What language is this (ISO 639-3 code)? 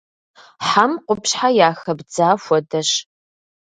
kbd